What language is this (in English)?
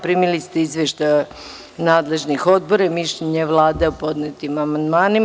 Serbian